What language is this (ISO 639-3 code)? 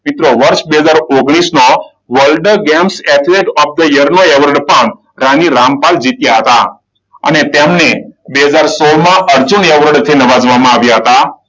guj